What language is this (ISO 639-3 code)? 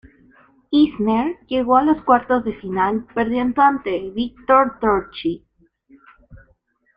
spa